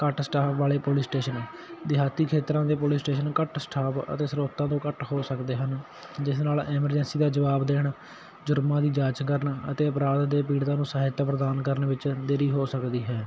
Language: Punjabi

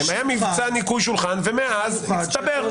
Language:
Hebrew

